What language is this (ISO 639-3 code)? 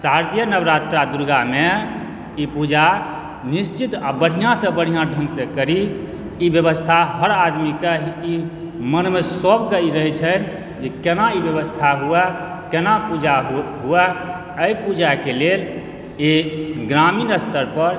mai